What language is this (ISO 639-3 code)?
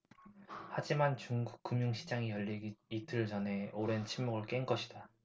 kor